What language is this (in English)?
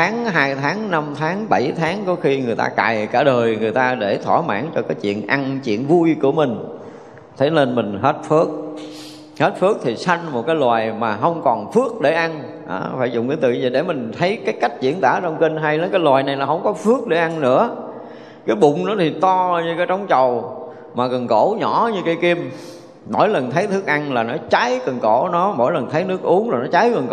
Vietnamese